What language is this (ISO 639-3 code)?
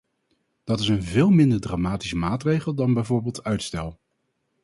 nld